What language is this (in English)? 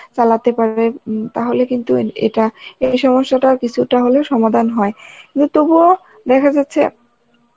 Bangla